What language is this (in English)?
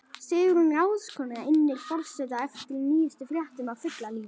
Icelandic